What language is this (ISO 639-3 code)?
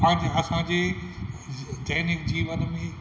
snd